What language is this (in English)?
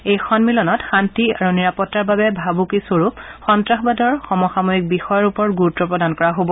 Assamese